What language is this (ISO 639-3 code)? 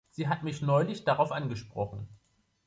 deu